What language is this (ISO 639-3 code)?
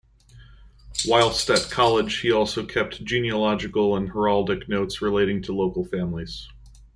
eng